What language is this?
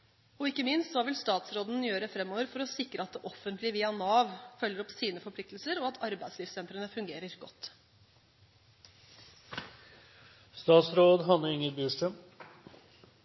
Norwegian Bokmål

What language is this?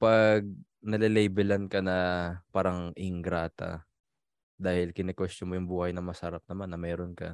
Filipino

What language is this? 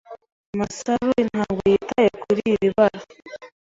Kinyarwanda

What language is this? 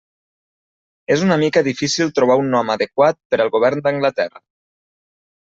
Catalan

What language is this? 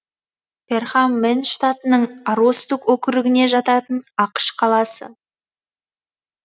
Kazakh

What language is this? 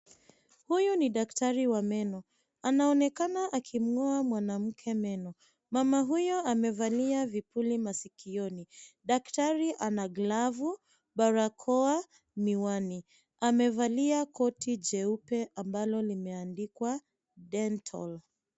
Swahili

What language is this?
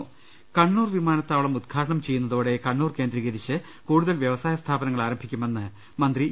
Malayalam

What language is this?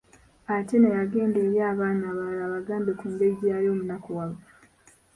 Ganda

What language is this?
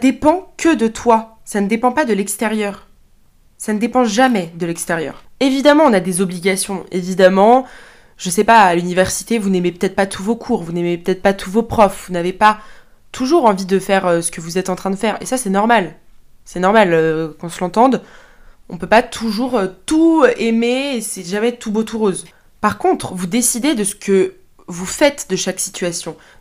French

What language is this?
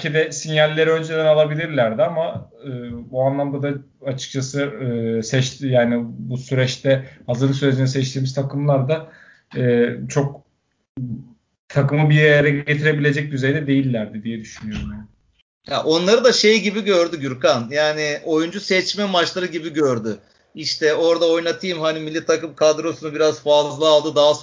Turkish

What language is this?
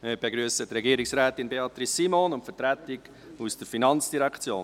Swiss German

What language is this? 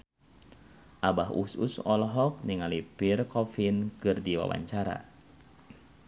Sundanese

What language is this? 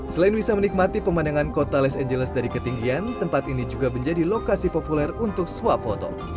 Indonesian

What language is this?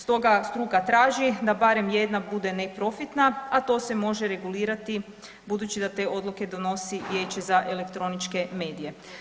Croatian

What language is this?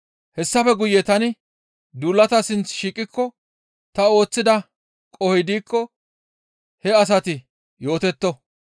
Gamo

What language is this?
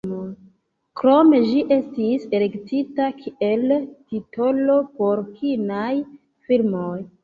Esperanto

